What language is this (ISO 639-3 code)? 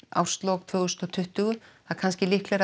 isl